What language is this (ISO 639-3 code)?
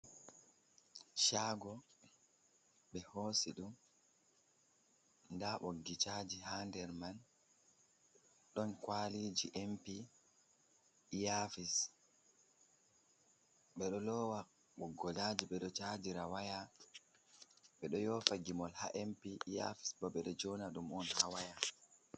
ful